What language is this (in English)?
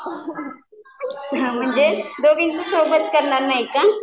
Marathi